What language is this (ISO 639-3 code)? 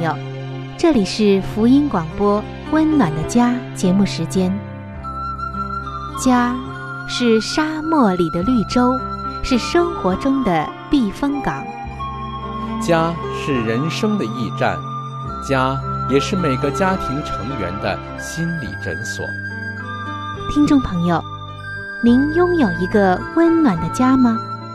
zho